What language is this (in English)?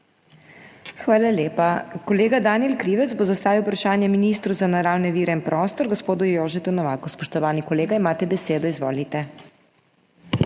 Slovenian